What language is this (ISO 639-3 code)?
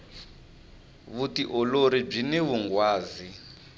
tso